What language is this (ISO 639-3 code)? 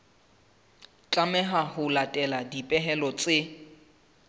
sot